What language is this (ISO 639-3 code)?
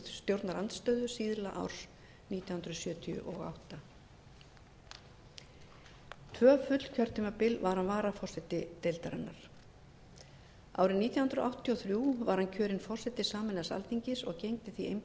isl